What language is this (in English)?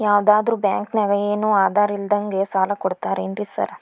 Kannada